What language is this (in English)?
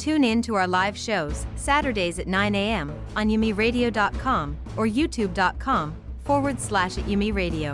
English